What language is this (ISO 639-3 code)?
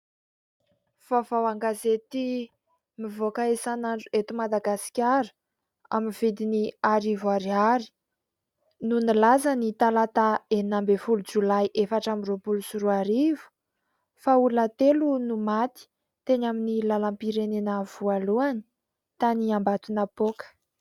mlg